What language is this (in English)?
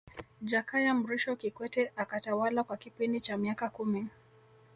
Swahili